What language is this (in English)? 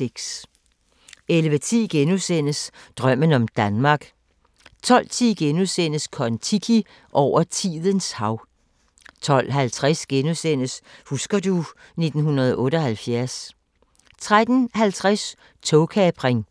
Danish